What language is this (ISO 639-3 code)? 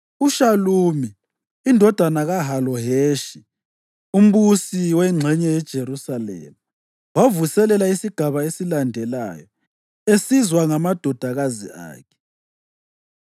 nde